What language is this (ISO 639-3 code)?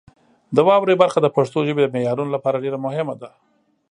pus